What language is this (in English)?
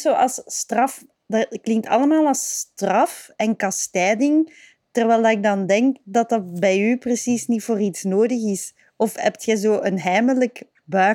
Dutch